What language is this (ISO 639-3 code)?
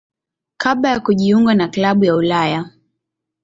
swa